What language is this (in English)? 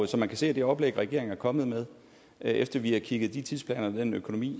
Danish